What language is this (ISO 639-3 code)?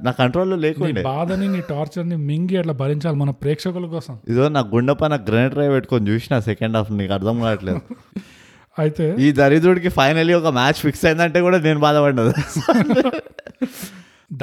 tel